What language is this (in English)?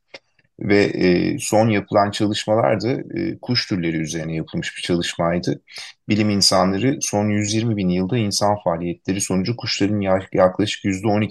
Turkish